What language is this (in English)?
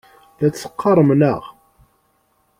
Kabyle